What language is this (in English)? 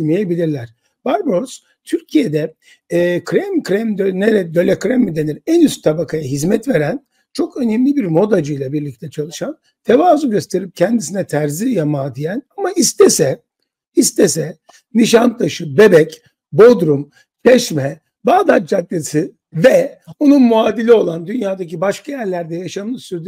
Turkish